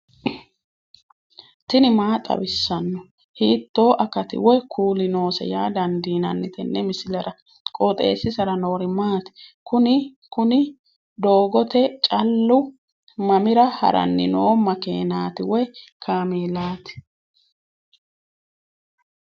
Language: Sidamo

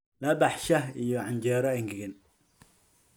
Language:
Somali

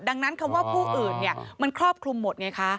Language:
Thai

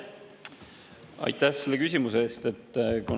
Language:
Estonian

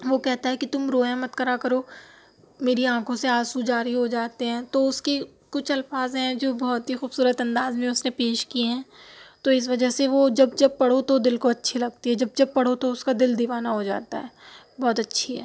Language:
Urdu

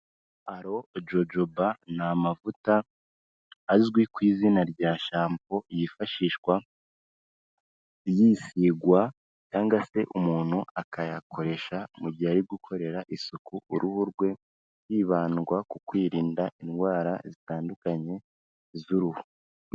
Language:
Kinyarwanda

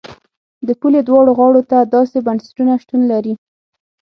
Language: Pashto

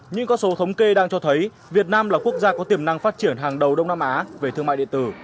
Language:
Vietnamese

